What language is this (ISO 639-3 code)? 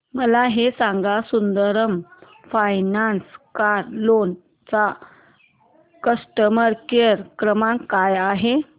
mar